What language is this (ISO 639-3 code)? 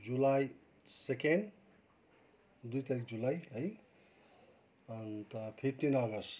nep